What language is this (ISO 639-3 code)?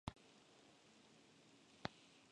spa